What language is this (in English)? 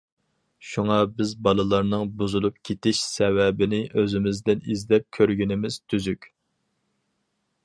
Uyghur